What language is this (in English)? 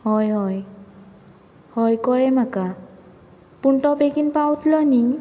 Konkani